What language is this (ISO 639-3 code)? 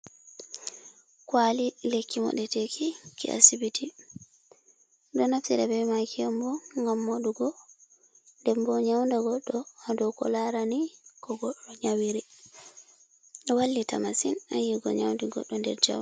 ful